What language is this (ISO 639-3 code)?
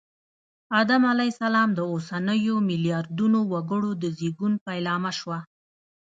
pus